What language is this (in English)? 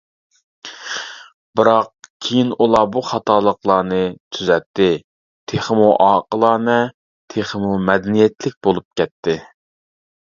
Uyghur